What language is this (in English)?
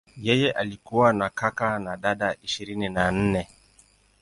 Swahili